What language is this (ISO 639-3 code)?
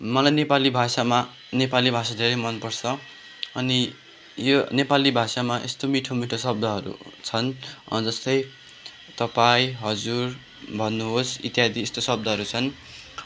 nep